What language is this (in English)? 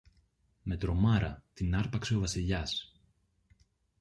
Greek